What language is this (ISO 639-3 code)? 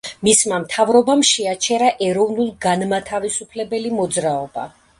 kat